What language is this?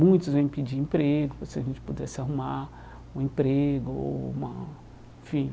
Portuguese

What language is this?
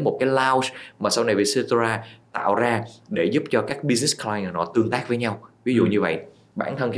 Vietnamese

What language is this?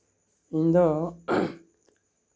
Santali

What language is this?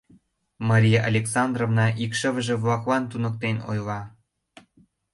Mari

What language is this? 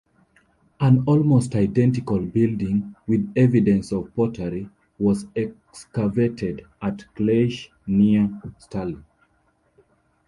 English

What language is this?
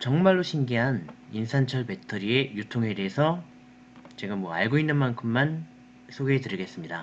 Korean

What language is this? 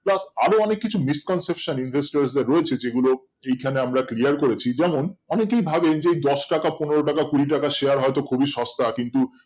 Bangla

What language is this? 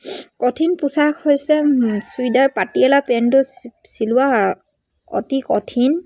Assamese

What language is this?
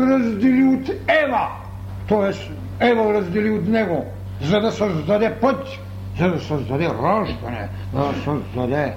Bulgarian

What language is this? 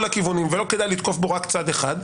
Hebrew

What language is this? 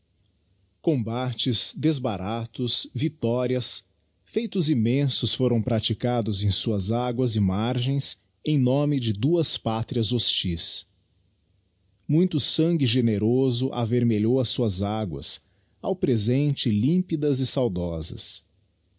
Portuguese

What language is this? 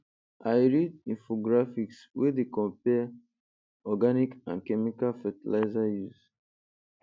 Nigerian Pidgin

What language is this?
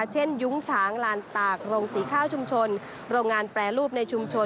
Thai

